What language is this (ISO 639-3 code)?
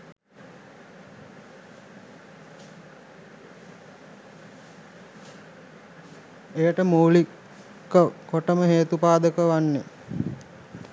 sin